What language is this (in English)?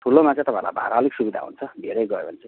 Nepali